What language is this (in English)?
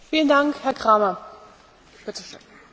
German